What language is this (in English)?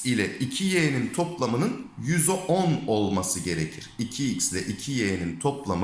Turkish